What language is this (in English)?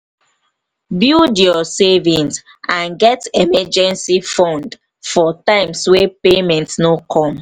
Nigerian Pidgin